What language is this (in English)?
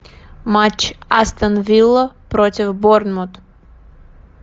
Russian